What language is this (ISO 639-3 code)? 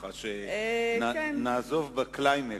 heb